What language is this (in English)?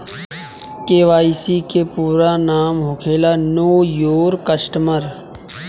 Bhojpuri